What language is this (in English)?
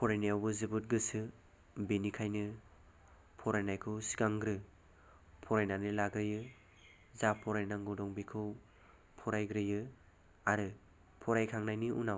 Bodo